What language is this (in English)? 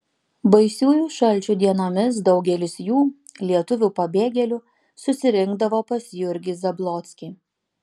Lithuanian